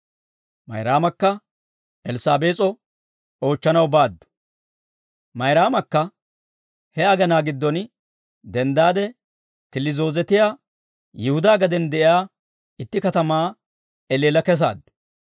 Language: Dawro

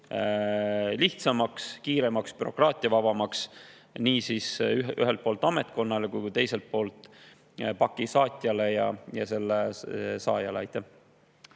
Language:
Estonian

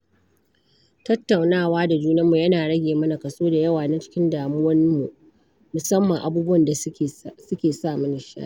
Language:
Hausa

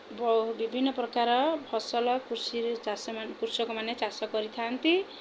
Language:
Odia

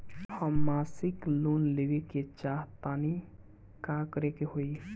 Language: Bhojpuri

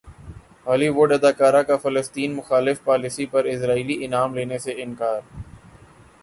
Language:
Urdu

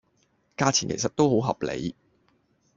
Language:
Cantonese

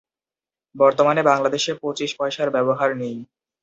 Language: Bangla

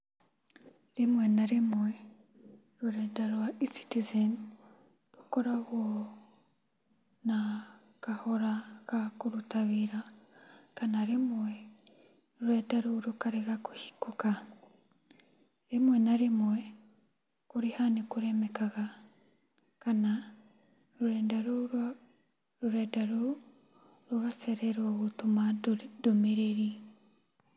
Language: Kikuyu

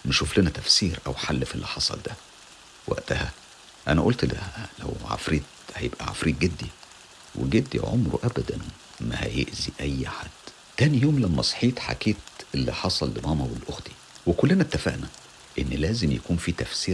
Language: Arabic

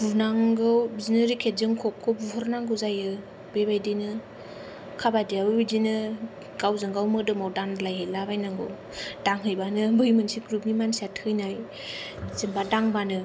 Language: Bodo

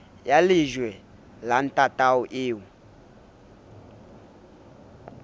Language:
Southern Sotho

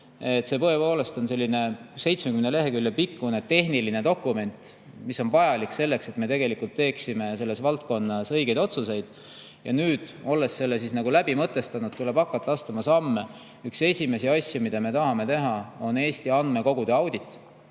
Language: Estonian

